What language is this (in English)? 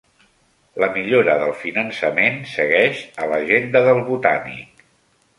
Catalan